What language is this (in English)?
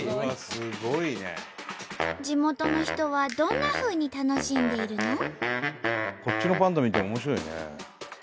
Japanese